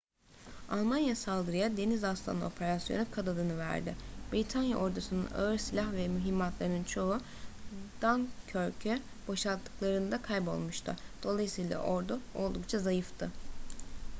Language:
Turkish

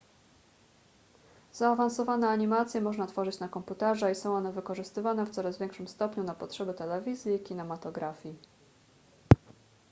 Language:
Polish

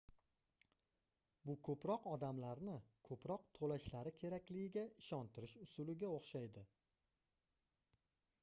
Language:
Uzbek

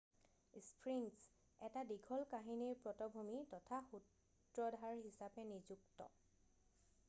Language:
Assamese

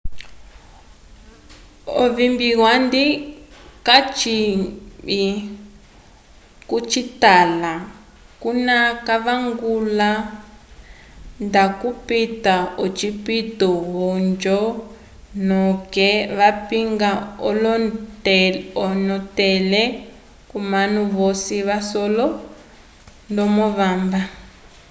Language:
Umbundu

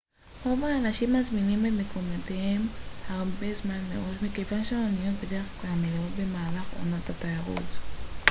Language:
Hebrew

